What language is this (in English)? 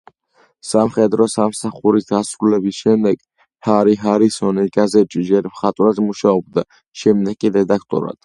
Georgian